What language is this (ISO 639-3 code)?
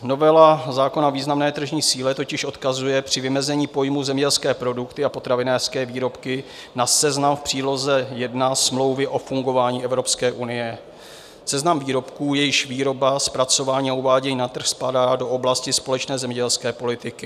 ces